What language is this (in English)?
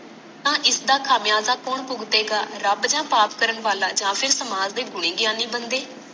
Punjabi